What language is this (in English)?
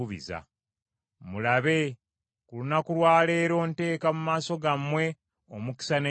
Ganda